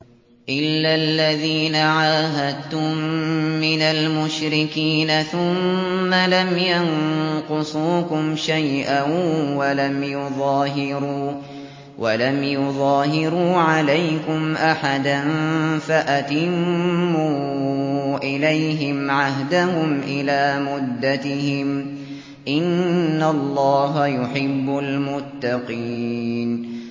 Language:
Arabic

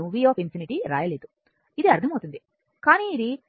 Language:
Telugu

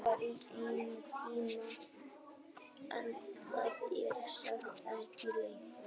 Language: Icelandic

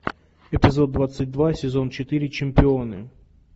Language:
Russian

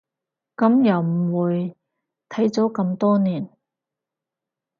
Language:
Cantonese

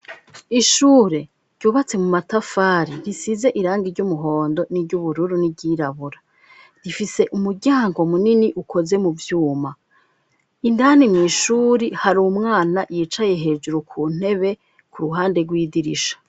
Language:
Rundi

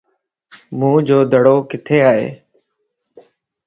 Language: Lasi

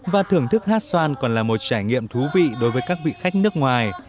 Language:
Vietnamese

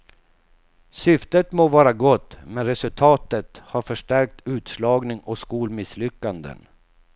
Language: Swedish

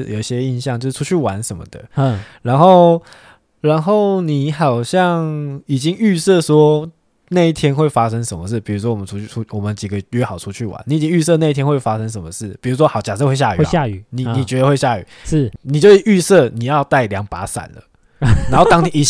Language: Chinese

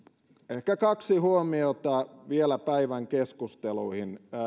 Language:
Finnish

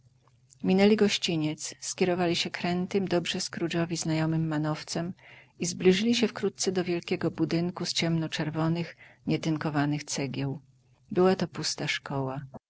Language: Polish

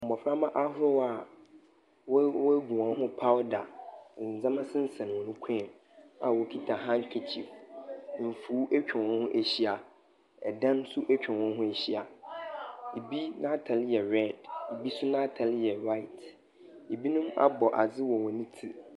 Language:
Akan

